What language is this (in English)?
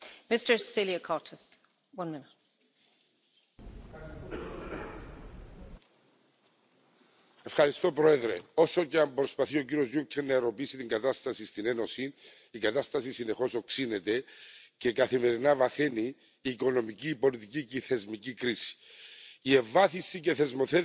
Finnish